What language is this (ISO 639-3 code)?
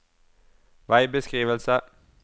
nor